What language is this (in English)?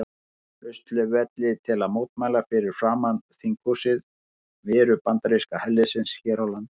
Icelandic